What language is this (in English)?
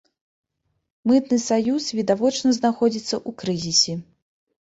Belarusian